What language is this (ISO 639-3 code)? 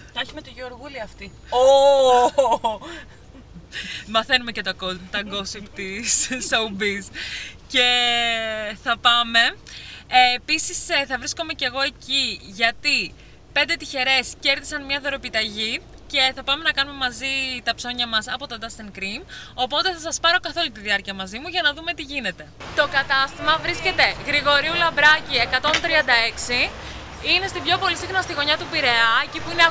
ell